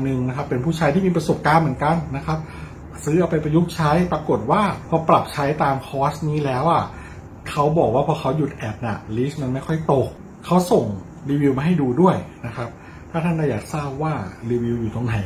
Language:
Thai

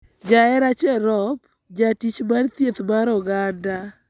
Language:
Luo (Kenya and Tanzania)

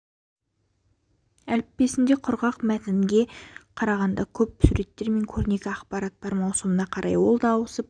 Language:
Kazakh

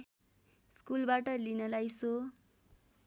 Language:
Nepali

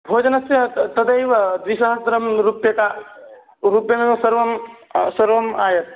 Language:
Sanskrit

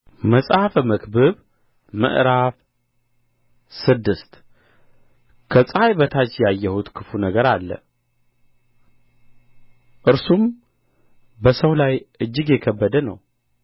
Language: Amharic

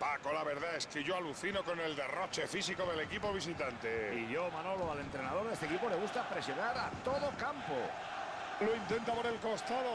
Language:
Spanish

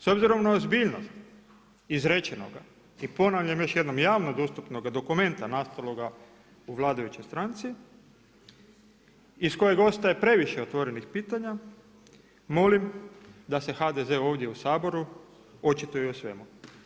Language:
Croatian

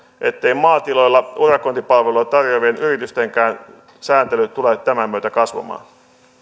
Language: Finnish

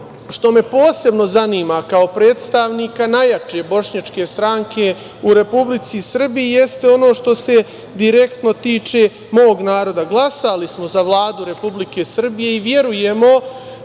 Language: Serbian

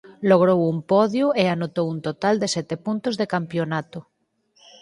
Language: Galician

